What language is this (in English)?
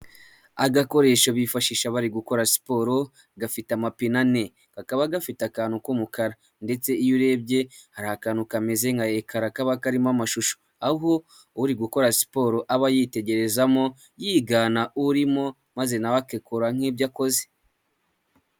Kinyarwanda